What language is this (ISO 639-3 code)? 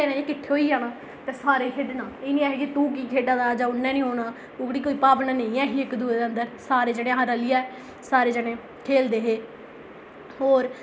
doi